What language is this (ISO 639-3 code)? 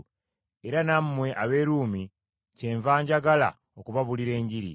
lug